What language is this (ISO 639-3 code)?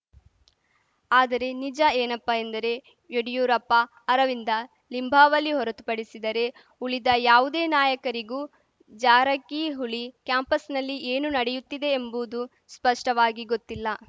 kan